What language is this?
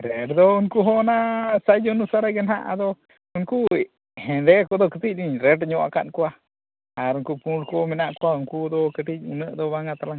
Santali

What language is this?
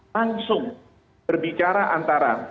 Indonesian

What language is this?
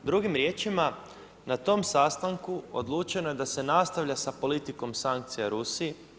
Croatian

